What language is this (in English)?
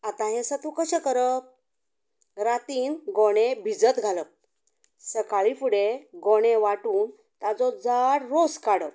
Konkani